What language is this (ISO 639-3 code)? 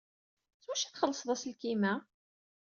kab